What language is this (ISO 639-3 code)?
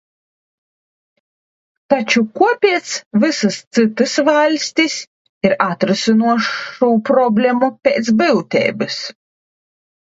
lav